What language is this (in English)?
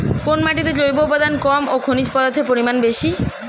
Bangla